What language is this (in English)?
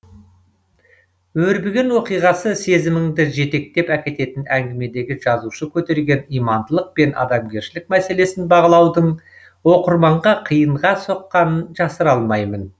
Kazakh